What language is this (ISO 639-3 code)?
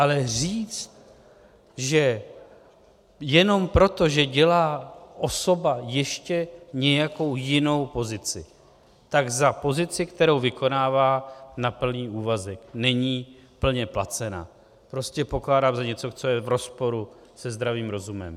ces